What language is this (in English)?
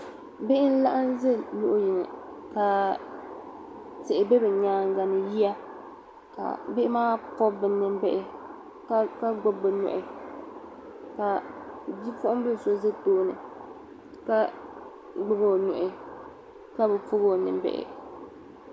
Dagbani